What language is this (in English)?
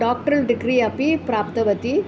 Sanskrit